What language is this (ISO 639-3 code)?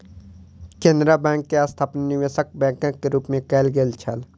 mai